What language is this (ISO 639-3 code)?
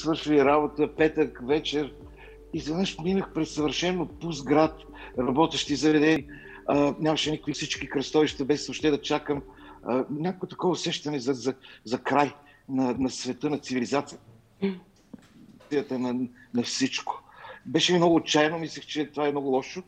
bul